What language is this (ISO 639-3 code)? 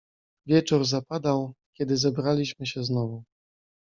pol